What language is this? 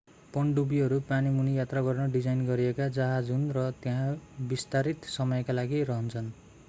Nepali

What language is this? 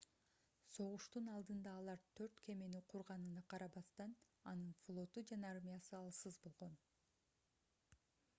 Kyrgyz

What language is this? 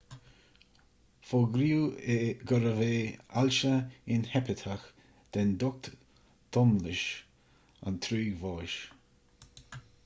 Irish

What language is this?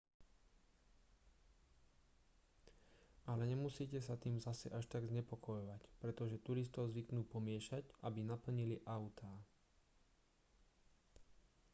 Slovak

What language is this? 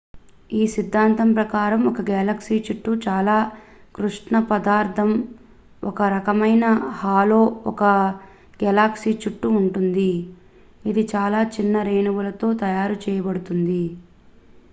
Telugu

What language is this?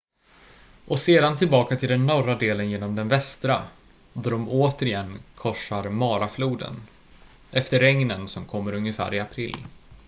Swedish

